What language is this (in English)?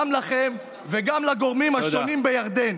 Hebrew